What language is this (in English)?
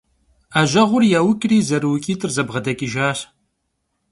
Kabardian